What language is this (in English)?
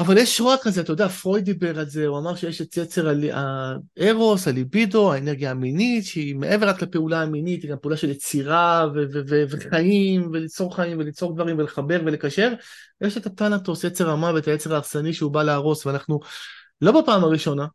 Hebrew